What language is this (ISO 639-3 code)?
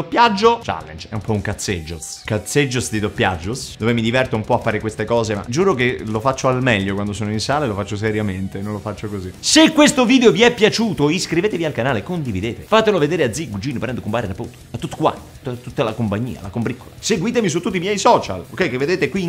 ita